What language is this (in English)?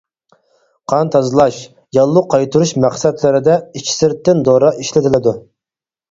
Uyghur